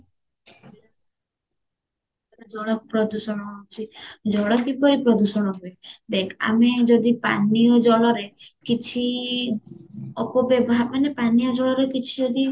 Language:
Odia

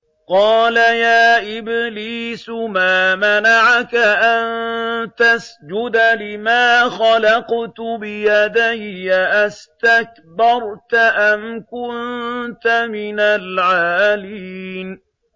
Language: Arabic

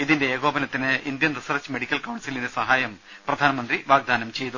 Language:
Malayalam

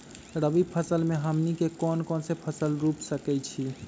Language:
Magahi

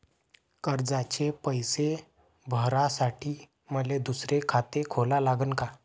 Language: Marathi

